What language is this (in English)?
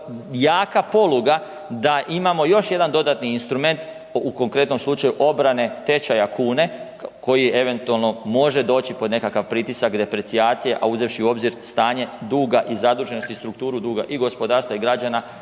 Croatian